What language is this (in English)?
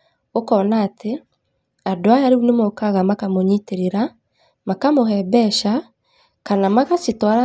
Kikuyu